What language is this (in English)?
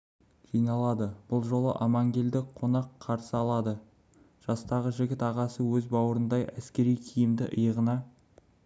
Kazakh